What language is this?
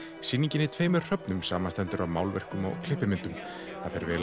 Icelandic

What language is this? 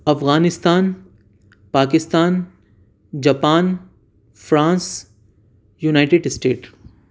Urdu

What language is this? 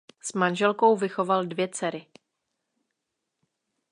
Czech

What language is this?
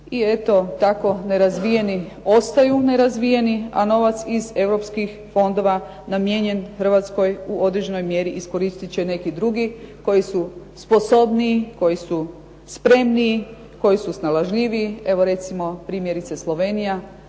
Croatian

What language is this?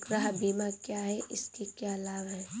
Hindi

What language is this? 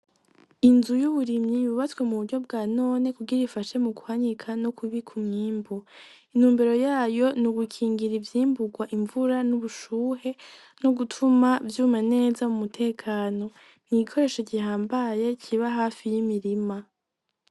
Rundi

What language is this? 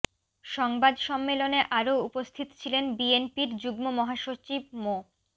Bangla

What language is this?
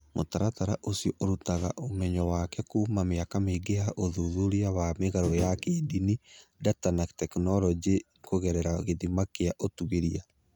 Kikuyu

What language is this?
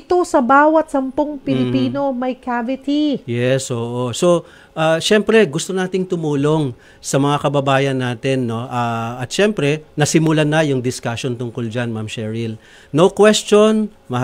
Filipino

